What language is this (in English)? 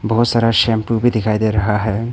Hindi